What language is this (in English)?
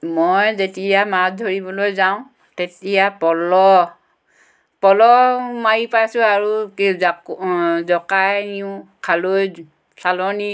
Assamese